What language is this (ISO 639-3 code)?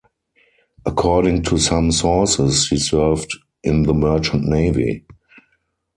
eng